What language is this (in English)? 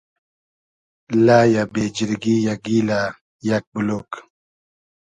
Hazaragi